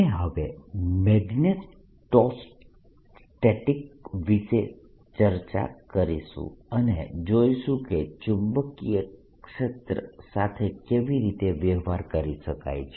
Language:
Gujarati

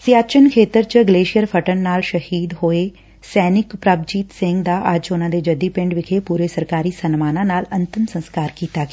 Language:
Punjabi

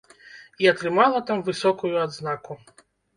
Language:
Belarusian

